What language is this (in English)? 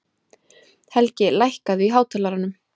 Icelandic